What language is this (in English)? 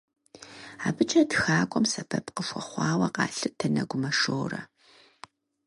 Kabardian